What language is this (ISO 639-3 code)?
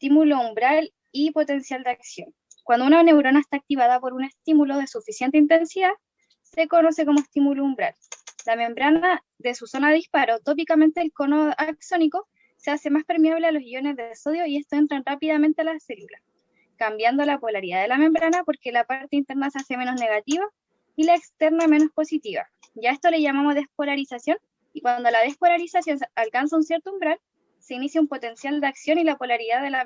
spa